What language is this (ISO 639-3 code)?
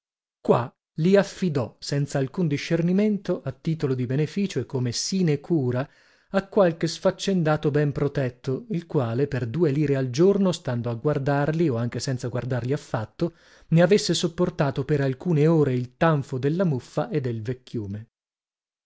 ita